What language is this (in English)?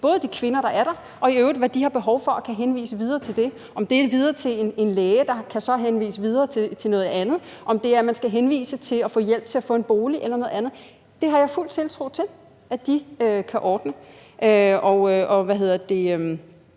Danish